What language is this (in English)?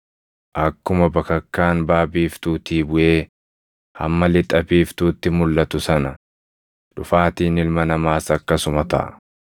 Oromo